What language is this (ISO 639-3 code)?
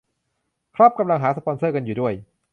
tha